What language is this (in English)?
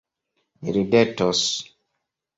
Esperanto